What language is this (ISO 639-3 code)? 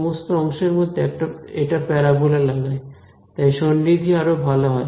ben